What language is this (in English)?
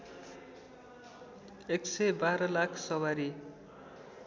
Nepali